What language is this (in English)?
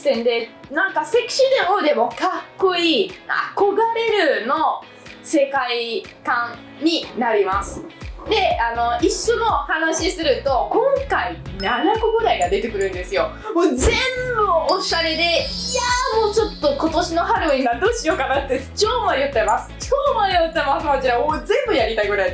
Japanese